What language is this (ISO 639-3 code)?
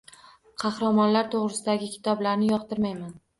uzb